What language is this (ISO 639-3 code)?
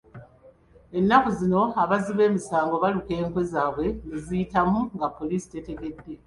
lug